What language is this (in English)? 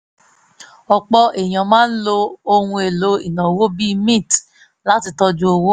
Yoruba